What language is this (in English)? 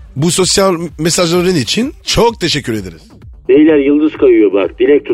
Turkish